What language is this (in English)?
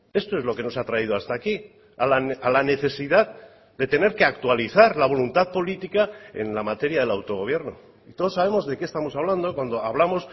Spanish